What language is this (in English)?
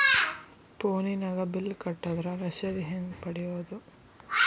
Kannada